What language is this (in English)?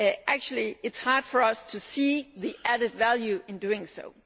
English